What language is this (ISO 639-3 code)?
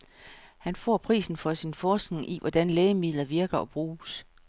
dan